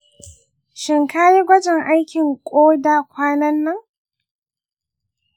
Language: Hausa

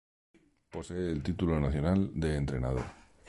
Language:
Spanish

